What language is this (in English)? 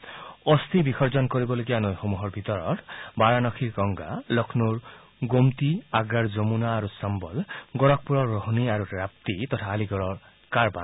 Assamese